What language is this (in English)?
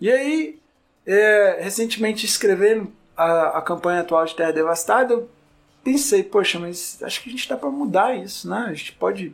Portuguese